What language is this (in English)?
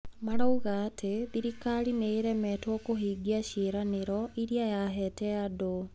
Kikuyu